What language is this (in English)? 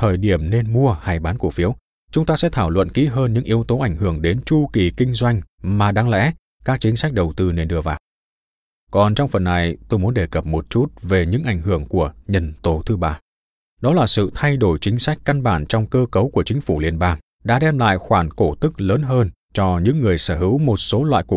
Vietnamese